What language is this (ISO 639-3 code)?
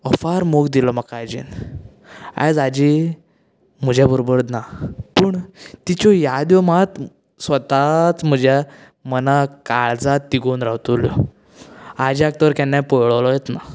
kok